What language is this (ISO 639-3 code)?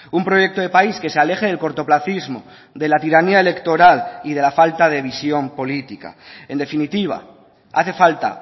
spa